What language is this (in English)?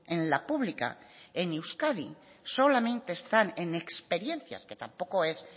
Spanish